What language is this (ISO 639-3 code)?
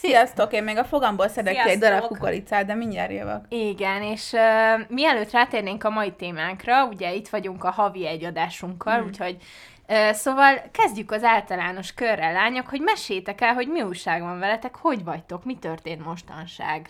hun